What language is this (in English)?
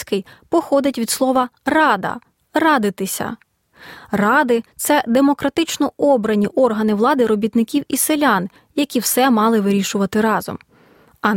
Ukrainian